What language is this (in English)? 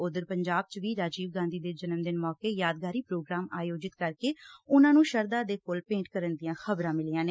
Punjabi